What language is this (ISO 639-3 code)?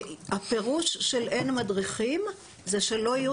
heb